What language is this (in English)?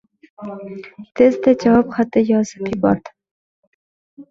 Uzbek